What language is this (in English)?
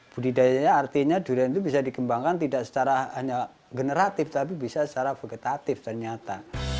Indonesian